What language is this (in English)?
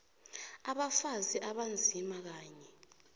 South Ndebele